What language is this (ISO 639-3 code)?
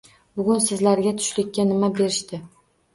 uzb